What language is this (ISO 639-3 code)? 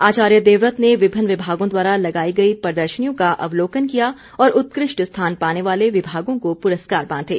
hin